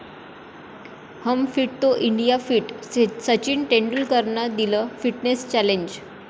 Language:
Marathi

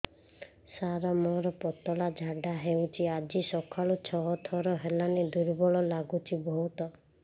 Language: Odia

